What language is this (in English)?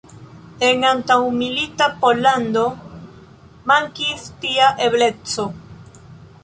Esperanto